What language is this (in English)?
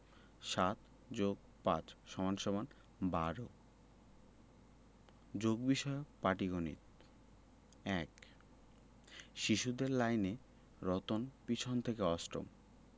Bangla